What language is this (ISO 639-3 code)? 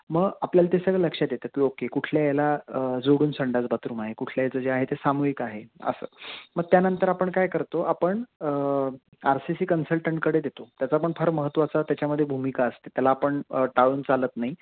mar